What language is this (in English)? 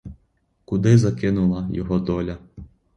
Ukrainian